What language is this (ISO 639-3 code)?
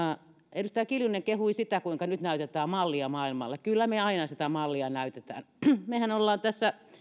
fin